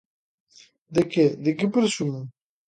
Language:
Galician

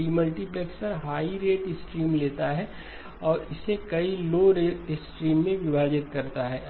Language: Hindi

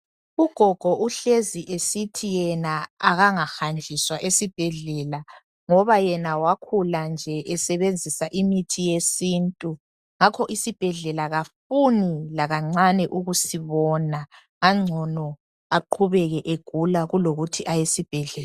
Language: North Ndebele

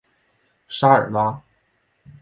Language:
Chinese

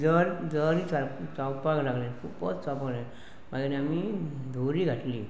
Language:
Konkani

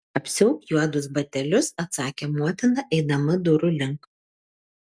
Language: Lithuanian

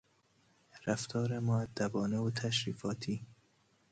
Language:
Persian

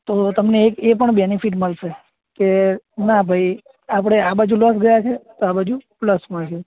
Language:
Gujarati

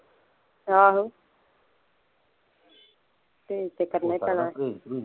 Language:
Punjabi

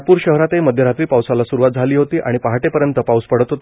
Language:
Marathi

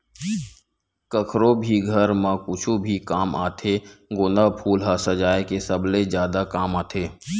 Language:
Chhattisgarhi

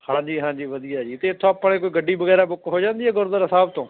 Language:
Punjabi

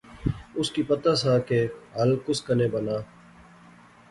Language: Pahari-Potwari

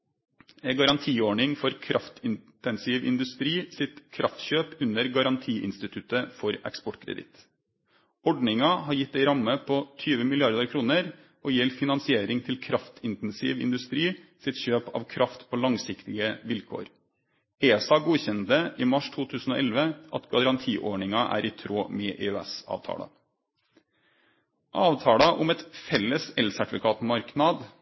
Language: Norwegian Nynorsk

